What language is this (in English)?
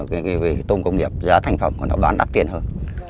Vietnamese